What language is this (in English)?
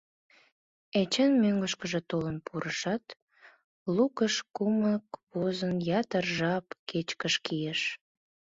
Mari